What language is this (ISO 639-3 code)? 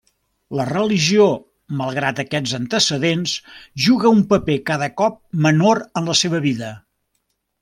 cat